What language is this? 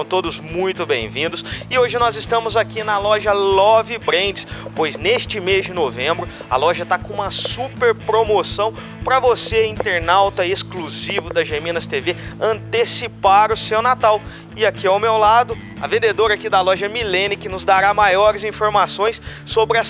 Portuguese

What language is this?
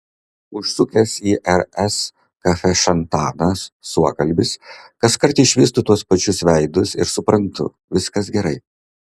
Lithuanian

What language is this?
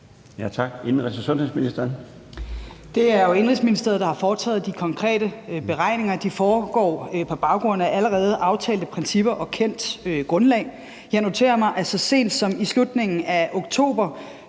Danish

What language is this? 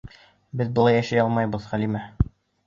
Bashkir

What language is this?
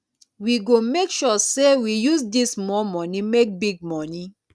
Nigerian Pidgin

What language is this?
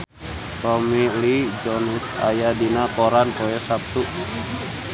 Sundanese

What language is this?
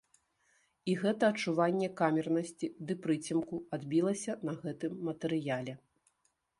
Belarusian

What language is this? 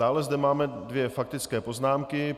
Czech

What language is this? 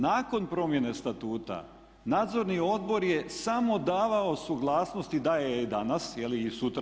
Croatian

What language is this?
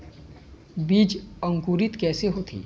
Chhattisgarhi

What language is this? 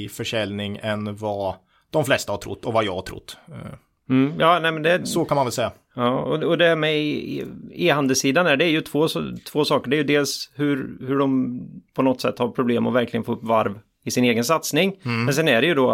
Swedish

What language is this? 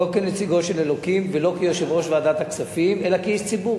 Hebrew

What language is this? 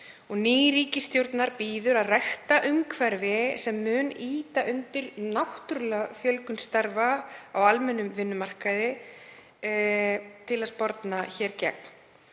Icelandic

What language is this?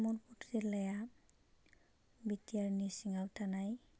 Bodo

